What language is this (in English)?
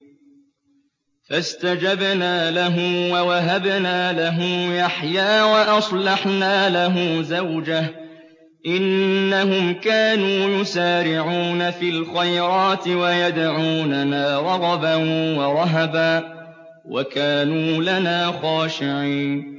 Arabic